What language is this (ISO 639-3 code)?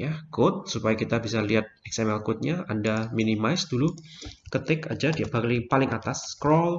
ind